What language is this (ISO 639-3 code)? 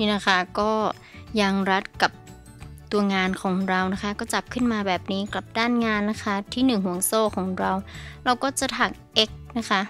tha